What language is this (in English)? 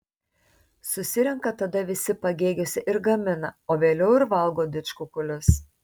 Lithuanian